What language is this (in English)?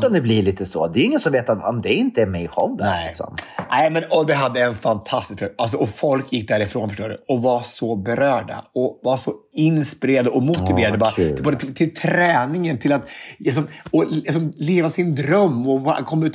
Swedish